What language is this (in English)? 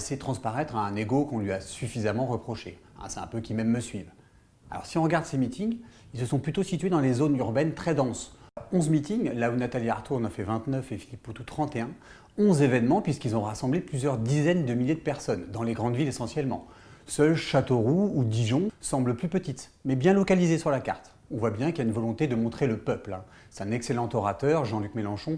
French